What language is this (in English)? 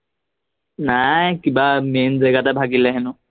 Assamese